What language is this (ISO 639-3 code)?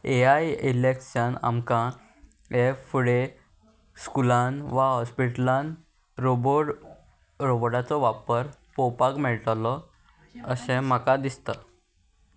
kok